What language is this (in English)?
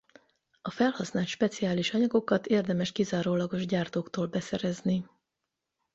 Hungarian